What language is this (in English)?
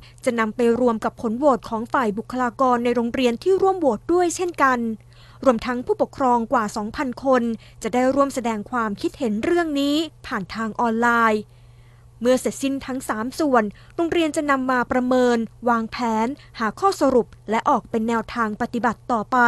Thai